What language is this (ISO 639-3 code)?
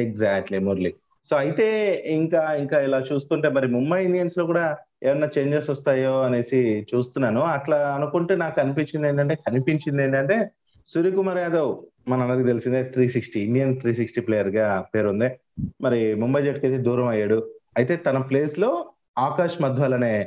tel